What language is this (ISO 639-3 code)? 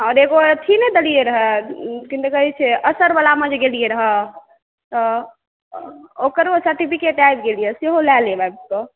mai